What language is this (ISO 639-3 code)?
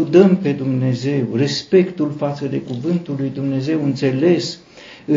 ron